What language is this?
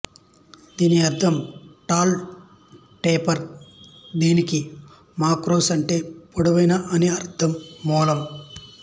Telugu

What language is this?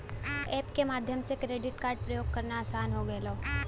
Bhojpuri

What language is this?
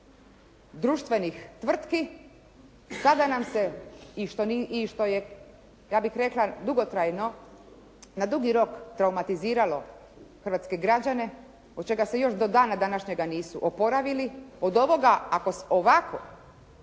Croatian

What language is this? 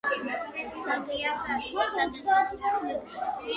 Georgian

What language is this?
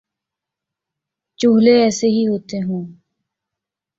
Urdu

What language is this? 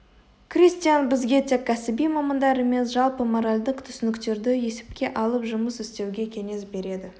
Kazakh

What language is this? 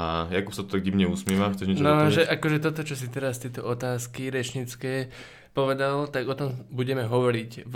Slovak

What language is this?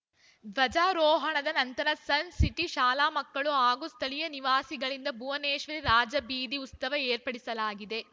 Kannada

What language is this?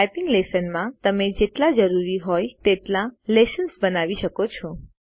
Gujarati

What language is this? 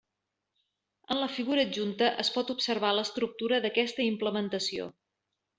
Catalan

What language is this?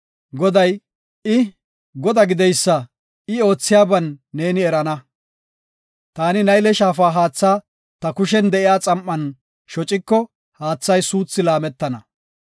Gofa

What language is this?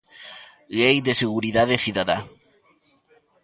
Galician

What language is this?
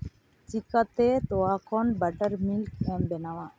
Santali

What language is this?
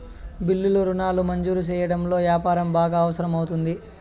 Telugu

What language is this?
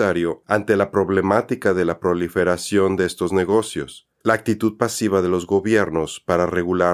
Spanish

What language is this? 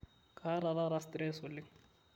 Masai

